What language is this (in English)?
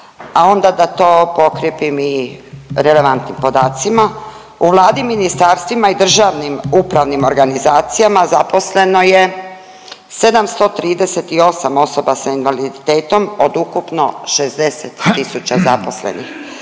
Croatian